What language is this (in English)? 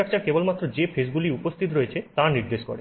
Bangla